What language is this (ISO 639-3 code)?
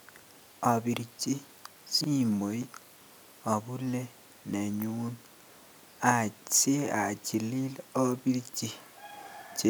kln